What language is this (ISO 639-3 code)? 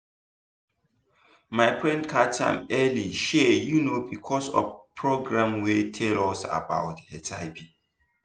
pcm